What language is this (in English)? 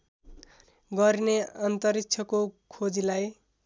Nepali